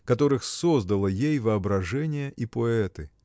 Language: Russian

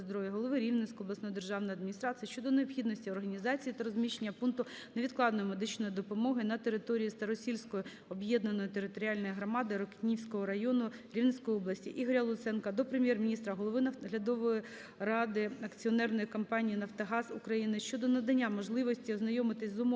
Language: Ukrainian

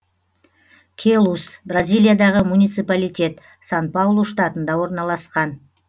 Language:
Kazakh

